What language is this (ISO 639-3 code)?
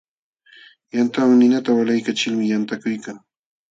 qxw